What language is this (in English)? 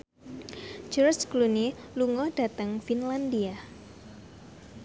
Javanese